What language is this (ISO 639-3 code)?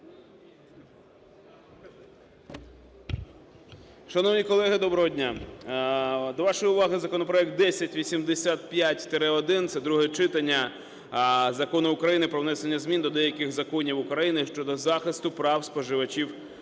ukr